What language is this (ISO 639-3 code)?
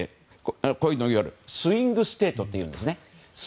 jpn